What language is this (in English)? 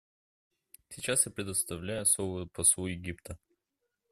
Russian